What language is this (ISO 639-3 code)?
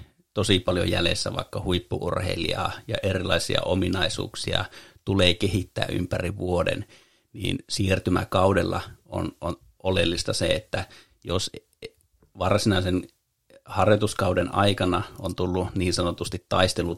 fin